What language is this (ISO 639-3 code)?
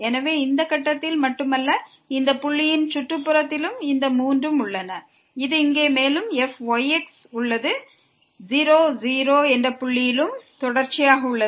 tam